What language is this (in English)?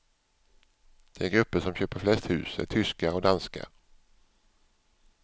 Swedish